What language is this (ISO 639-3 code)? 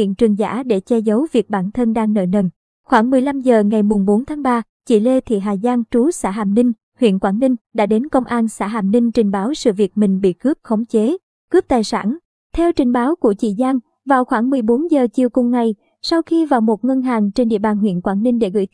vie